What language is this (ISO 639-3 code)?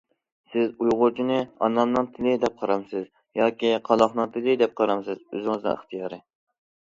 uig